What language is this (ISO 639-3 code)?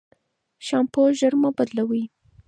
pus